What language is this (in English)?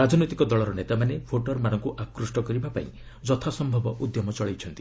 Odia